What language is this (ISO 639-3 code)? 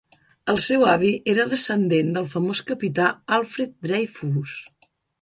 cat